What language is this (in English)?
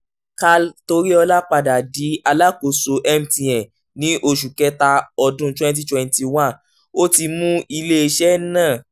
Yoruba